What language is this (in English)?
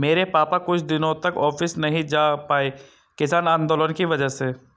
Hindi